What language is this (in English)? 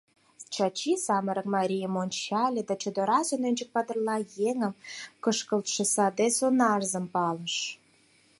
Mari